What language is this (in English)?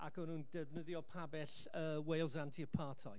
Welsh